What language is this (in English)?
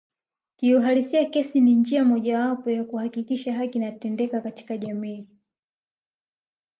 Swahili